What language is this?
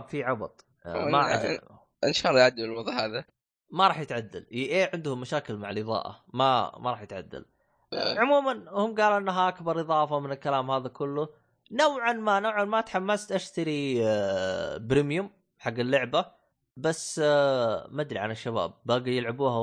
Arabic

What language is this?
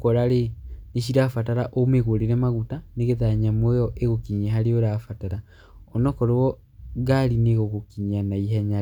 Kikuyu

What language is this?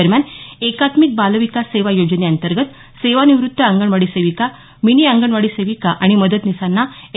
Marathi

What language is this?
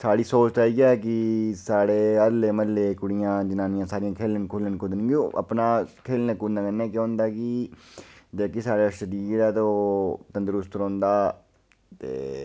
Dogri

